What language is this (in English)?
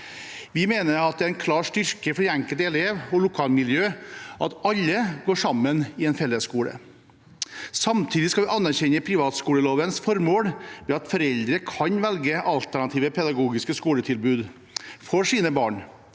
Norwegian